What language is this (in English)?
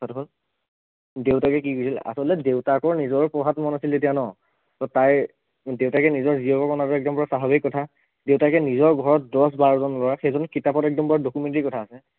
Assamese